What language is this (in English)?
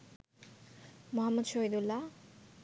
Bangla